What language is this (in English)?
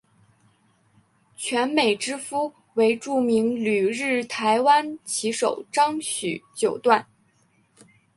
Chinese